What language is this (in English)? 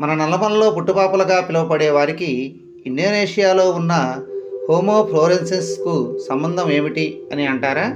Telugu